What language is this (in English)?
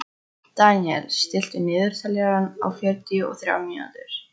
Icelandic